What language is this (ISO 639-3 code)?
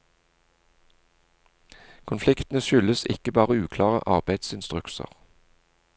nor